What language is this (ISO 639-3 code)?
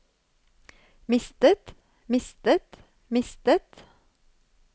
nor